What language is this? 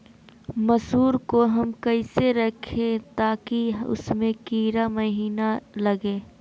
Magahi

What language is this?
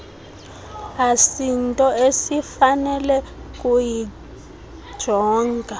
Xhosa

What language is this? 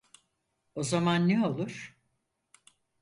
Turkish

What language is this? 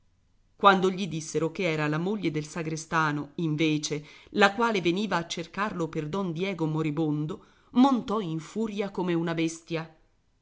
Italian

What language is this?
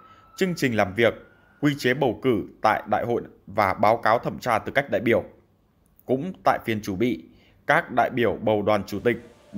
Vietnamese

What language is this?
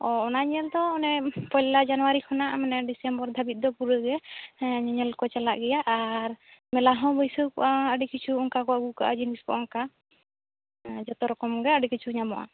Santali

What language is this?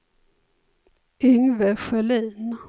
Swedish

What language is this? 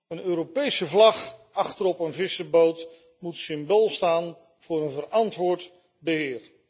Dutch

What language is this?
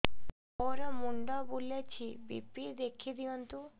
Odia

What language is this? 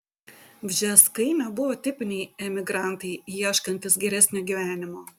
Lithuanian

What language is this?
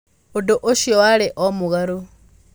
Kikuyu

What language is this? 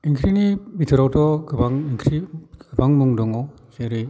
Bodo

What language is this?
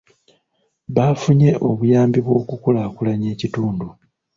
Ganda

